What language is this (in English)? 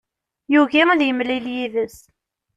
Kabyle